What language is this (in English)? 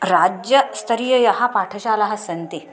Sanskrit